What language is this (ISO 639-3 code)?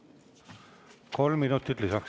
est